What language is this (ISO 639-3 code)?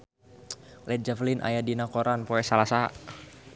sun